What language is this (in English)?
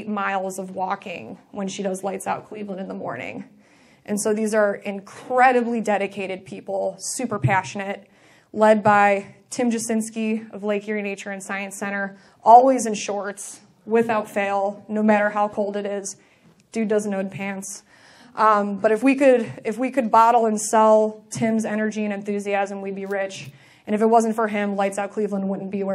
English